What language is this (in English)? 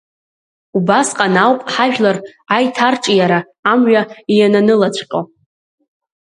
Abkhazian